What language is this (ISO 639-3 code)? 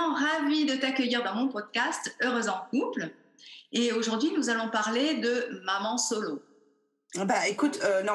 fra